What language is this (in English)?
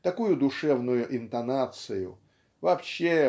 Russian